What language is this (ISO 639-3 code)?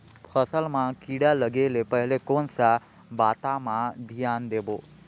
hne